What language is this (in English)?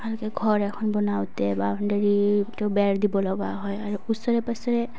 Assamese